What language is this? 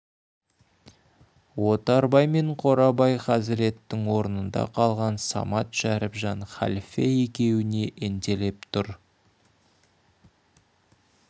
Kazakh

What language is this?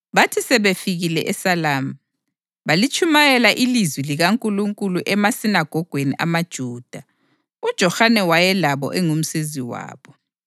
North Ndebele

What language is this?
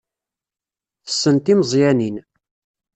Kabyle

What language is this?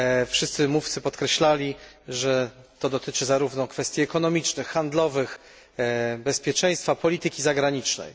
Polish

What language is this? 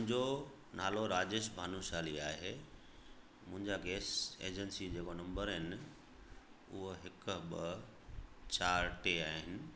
Sindhi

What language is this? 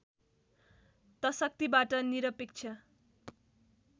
Nepali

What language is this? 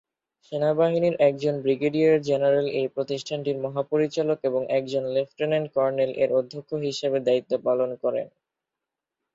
Bangla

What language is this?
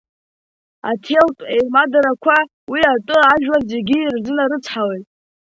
Abkhazian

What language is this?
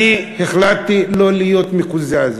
Hebrew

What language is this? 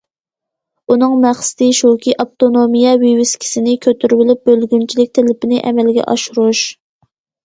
Uyghur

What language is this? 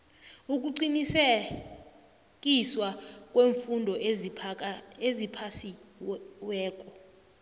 South Ndebele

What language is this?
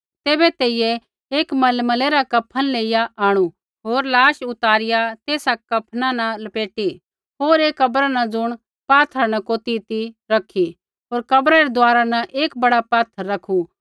Kullu Pahari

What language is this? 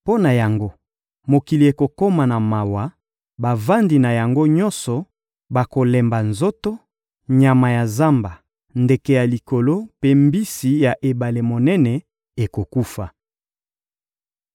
Lingala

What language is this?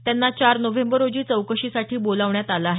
Marathi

